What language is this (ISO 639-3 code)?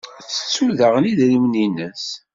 kab